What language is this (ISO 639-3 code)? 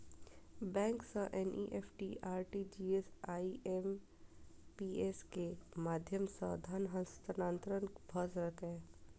mai